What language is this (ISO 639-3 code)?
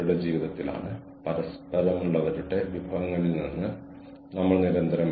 mal